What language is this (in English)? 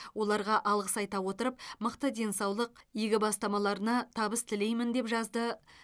Kazakh